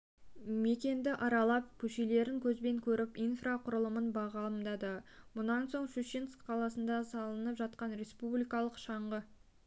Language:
Kazakh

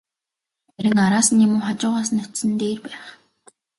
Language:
Mongolian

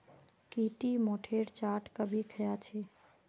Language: Magahi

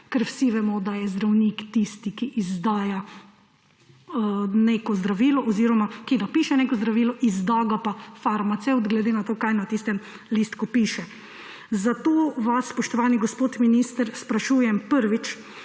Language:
Slovenian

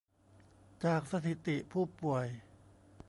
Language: Thai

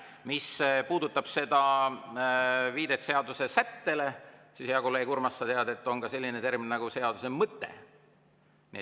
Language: Estonian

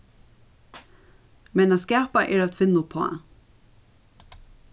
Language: Faroese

